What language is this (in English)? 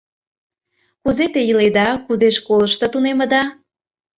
Mari